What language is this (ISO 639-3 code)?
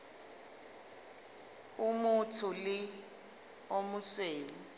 sot